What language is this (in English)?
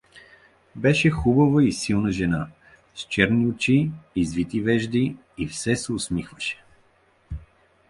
Bulgarian